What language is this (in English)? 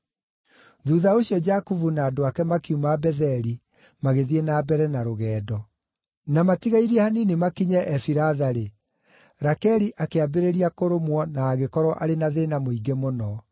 Kikuyu